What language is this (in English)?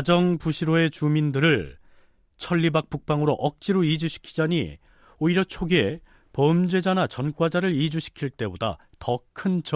Korean